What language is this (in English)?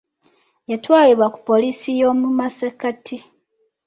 Ganda